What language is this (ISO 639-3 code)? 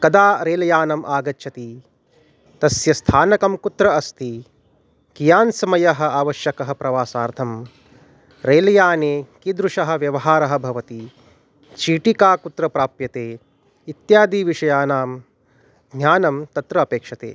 san